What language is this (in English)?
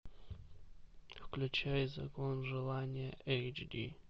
Russian